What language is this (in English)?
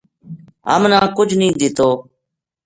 Gujari